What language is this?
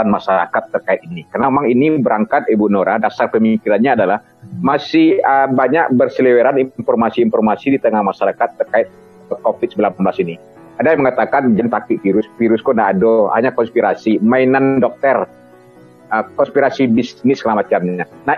Indonesian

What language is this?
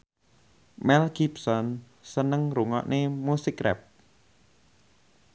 Javanese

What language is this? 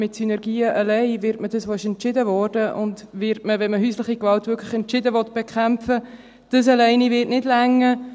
Swiss German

